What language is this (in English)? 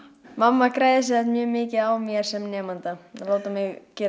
Icelandic